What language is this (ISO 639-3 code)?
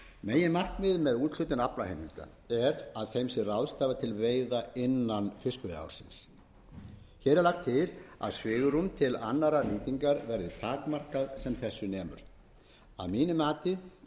isl